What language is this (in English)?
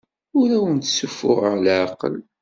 Kabyle